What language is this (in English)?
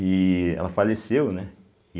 Portuguese